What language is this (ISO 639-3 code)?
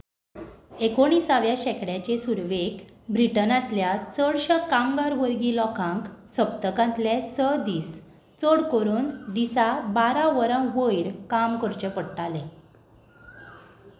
kok